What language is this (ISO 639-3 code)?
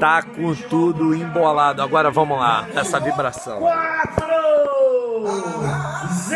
por